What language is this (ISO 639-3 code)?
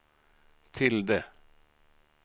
swe